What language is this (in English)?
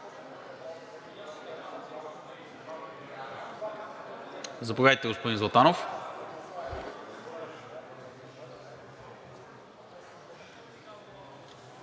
Bulgarian